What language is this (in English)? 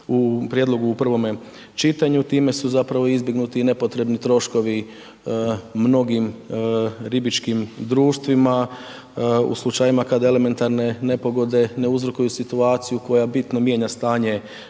Croatian